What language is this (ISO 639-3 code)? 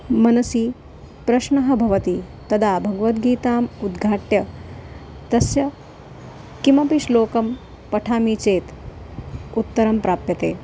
san